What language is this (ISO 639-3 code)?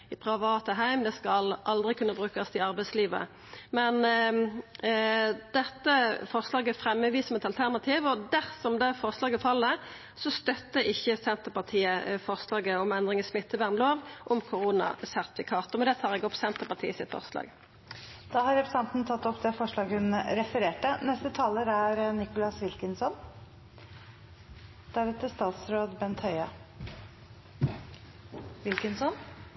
nor